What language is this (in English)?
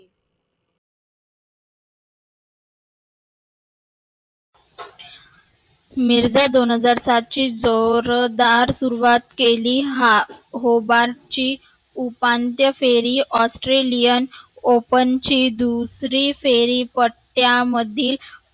Marathi